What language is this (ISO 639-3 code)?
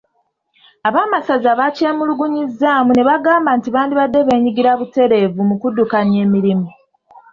lug